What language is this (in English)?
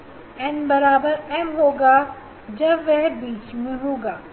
Hindi